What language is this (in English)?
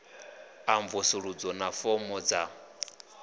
Venda